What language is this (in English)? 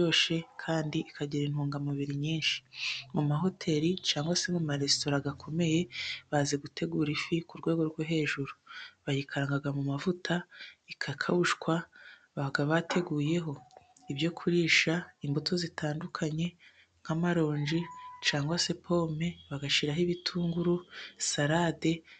Kinyarwanda